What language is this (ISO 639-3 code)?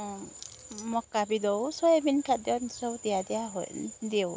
ori